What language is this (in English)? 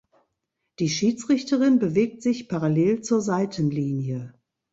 German